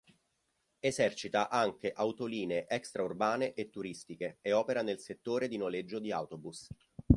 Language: Italian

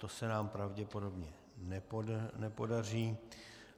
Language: Czech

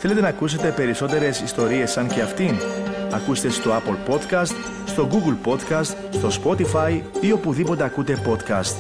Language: Greek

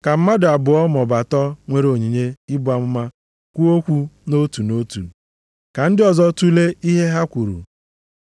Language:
Igbo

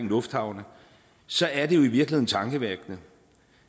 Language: Danish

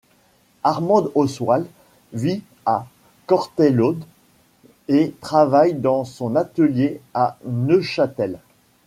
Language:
French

